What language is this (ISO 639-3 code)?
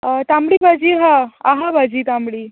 kok